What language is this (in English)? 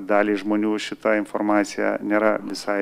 Lithuanian